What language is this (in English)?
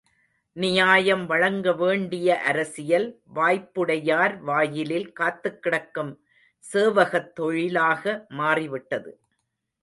Tamil